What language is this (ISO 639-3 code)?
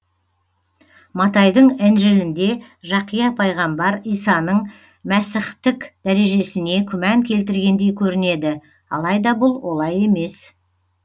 kaz